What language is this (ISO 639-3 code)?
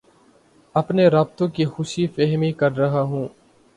urd